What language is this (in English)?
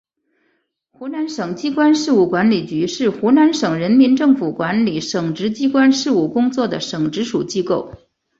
Chinese